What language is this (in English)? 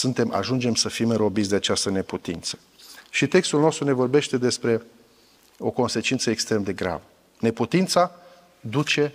Romanian